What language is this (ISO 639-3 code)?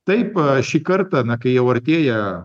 lit